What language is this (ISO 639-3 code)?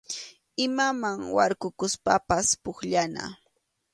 qxu